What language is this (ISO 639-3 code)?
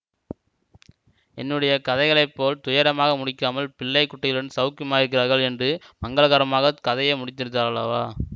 tam